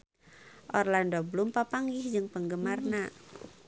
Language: Sundanese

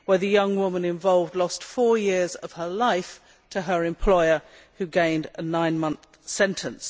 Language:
English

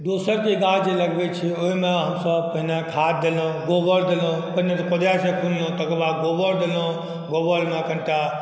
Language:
Maithili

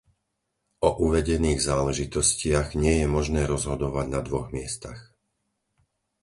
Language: Slovak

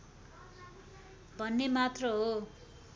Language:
Nepali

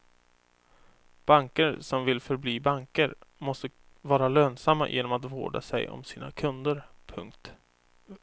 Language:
Swedish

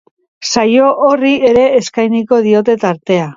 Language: Basque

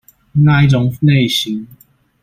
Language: Chinese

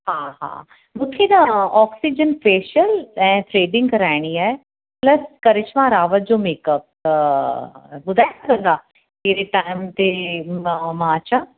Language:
Sindhi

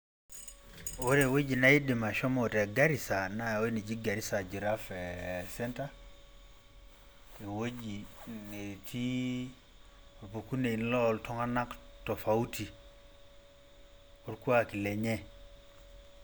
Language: Masai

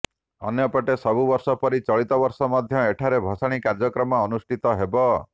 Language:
Odia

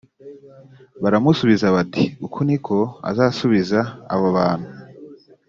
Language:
Kinyarwanda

